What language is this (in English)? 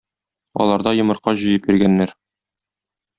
Tatar